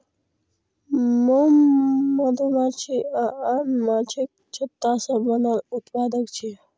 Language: Maithili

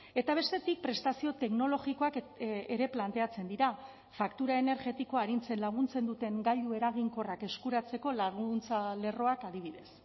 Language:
Basque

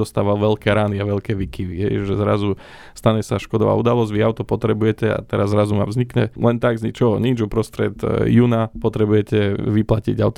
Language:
Slovak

